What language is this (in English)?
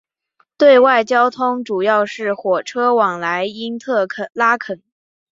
Chinese